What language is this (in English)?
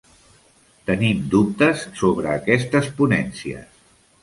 Catalan